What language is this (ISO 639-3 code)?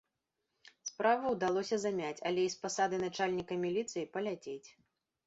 bel